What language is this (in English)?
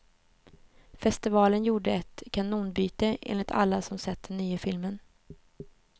Swedish